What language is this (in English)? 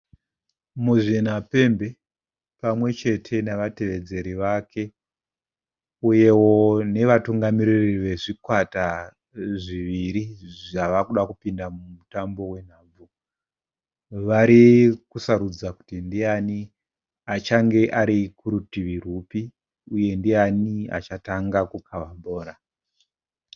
Shona